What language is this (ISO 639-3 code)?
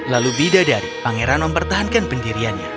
ind